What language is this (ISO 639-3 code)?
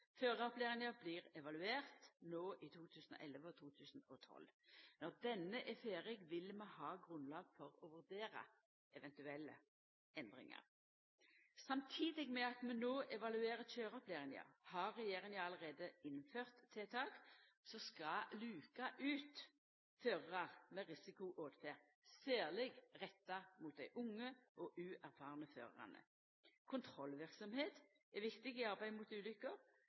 nno